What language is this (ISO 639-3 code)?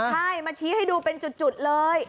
tha